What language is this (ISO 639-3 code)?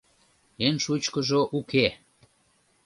chm